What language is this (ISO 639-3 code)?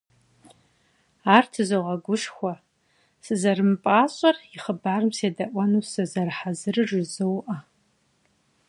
kbd